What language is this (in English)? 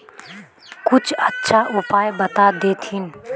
Magahi